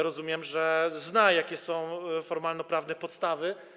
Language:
Polish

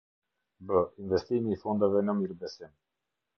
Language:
Albanian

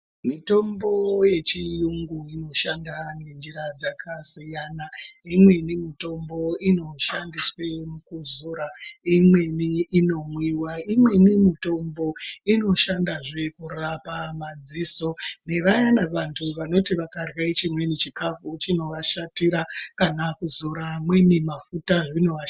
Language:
Ndau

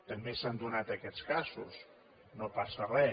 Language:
Catalan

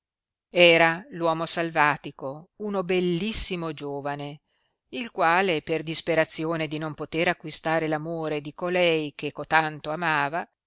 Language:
Italian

